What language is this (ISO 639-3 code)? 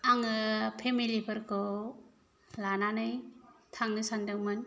brx